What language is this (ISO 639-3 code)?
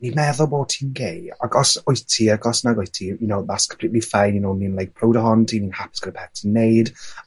cym